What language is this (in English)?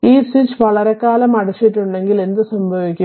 Malayalam